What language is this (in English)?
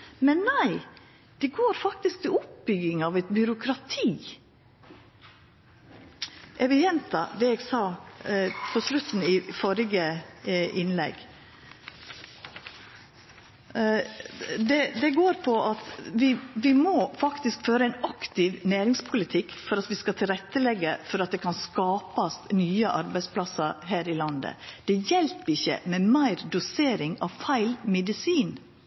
Norwegian Nynorsk